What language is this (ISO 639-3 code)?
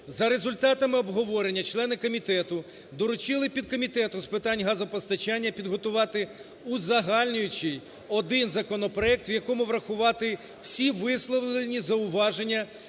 ukr